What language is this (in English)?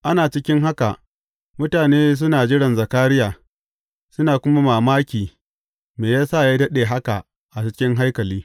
Hausa